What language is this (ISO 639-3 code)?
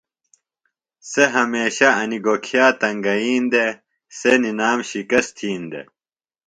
phl